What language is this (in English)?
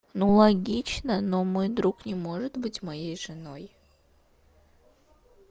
Russian